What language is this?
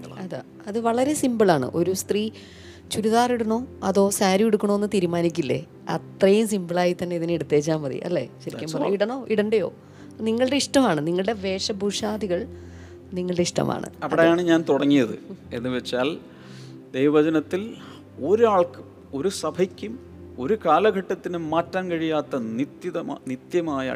Malayalam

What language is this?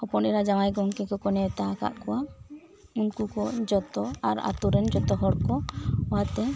Santali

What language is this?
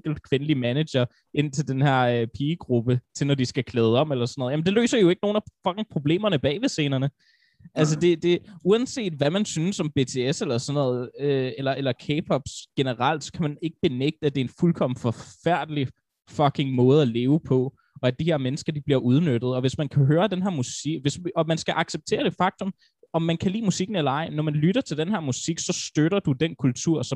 Danish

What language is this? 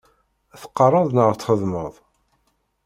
Kabyle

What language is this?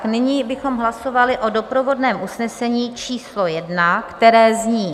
Czech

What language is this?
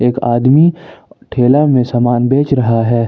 Hindi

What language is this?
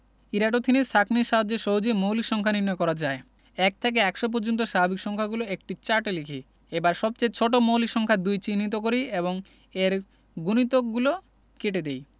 Bangla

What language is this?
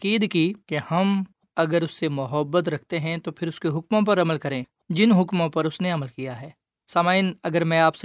Urdu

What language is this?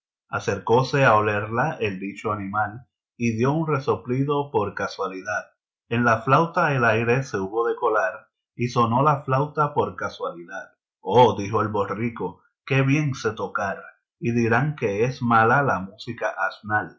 Spanish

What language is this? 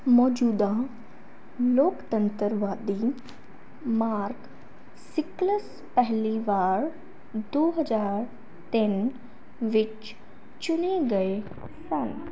Punjabi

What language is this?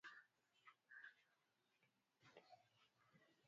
Swahili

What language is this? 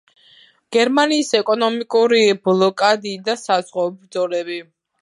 Georgian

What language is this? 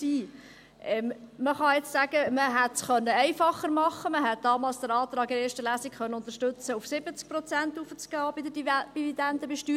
Swiss German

